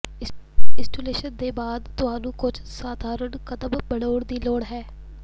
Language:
Punjabi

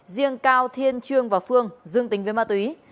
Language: Vietnamese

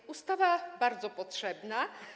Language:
Polish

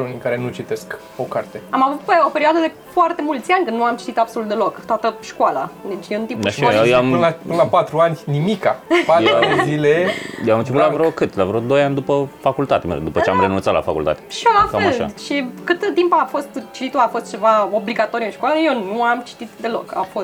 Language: Romanian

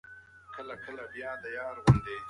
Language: Pashto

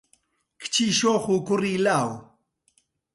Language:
Central Kurdish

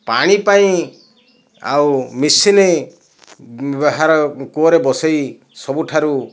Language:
Odia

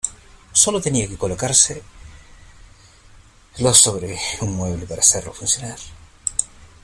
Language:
Spanish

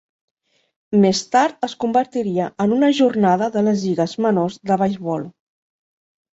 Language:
Catalan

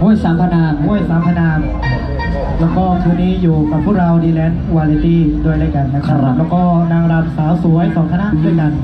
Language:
Thai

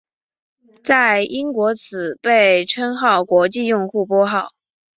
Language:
Chinese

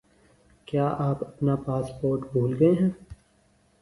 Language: Urdu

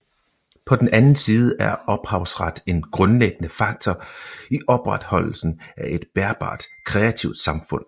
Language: Danish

